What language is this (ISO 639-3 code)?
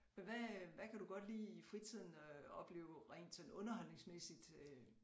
dan